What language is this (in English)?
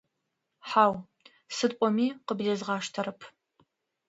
Adyghe